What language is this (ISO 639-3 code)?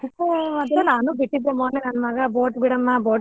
kan